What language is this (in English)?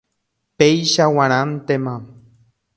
Guarani